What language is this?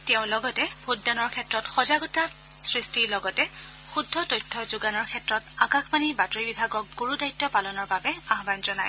Assamese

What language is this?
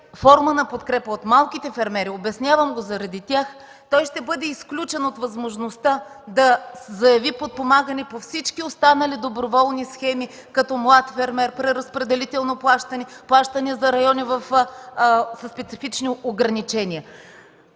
Bulgarian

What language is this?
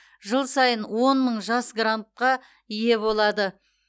Kazakh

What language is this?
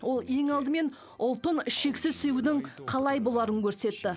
Kazakh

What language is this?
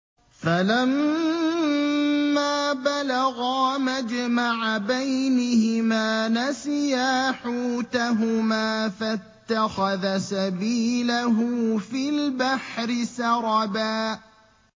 Arabic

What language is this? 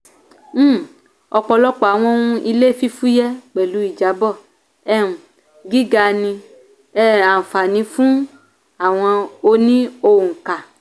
Yoruba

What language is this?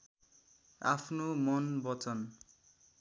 Nepali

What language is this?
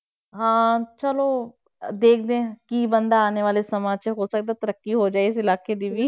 Punjabi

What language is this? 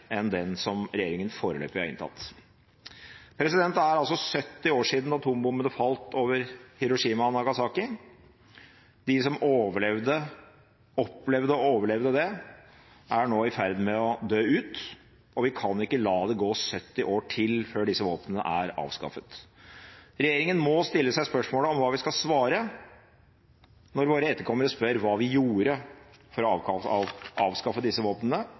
Norwegian Bokmål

